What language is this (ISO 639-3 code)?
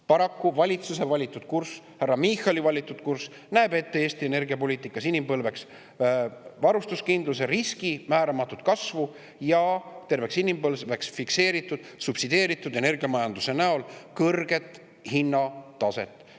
est